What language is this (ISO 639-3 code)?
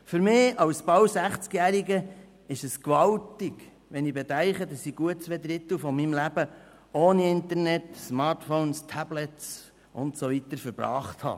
gsw